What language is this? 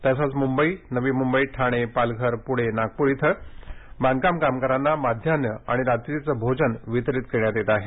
Marathi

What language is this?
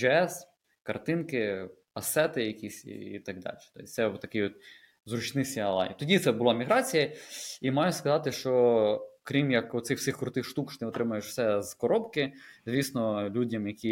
Ukrainian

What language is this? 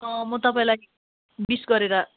Nepali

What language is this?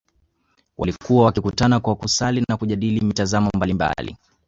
Swahili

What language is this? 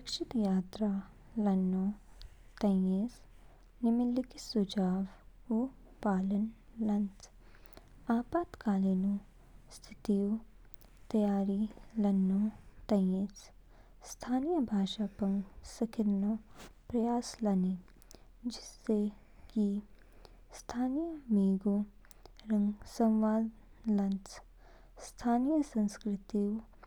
Kinnauri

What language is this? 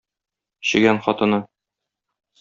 Tatar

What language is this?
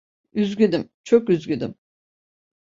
Turkish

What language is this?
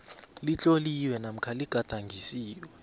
South Ndebele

